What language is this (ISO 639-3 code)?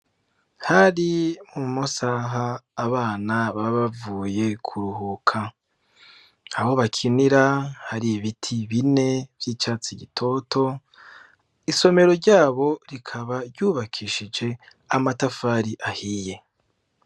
run